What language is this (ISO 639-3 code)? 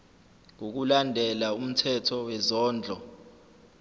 zul